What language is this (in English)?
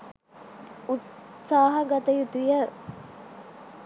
Sinhala